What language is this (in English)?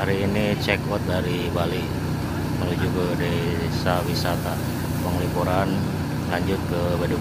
Indonesian